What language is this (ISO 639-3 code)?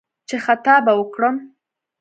pus